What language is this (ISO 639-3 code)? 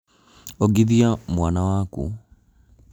kik